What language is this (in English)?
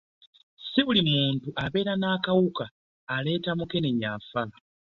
Ganda